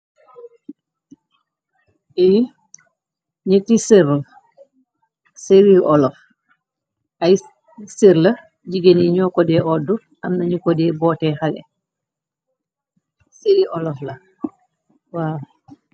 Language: Wolof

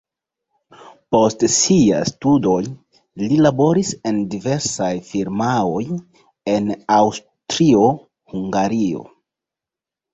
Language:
Esperanto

